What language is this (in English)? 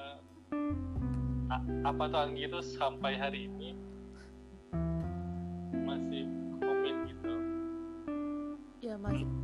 Indonesian